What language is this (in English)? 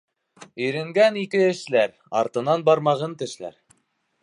Bashkir